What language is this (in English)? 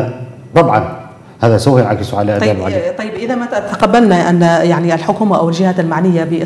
Arabic